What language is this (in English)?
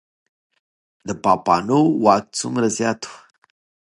Pashto